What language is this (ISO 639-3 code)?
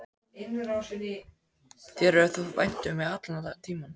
isl